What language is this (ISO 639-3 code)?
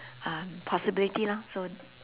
eng